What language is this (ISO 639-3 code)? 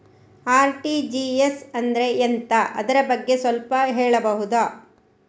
kan